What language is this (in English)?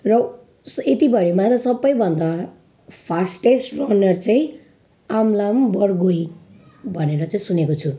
Nepali